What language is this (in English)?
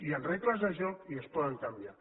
Catalan